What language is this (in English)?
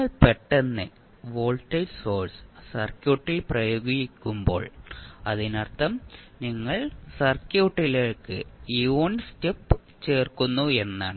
Malayalam